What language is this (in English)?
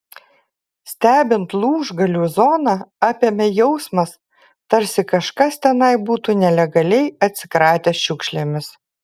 Lithuanian